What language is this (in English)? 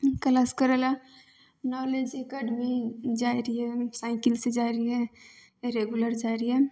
Maithili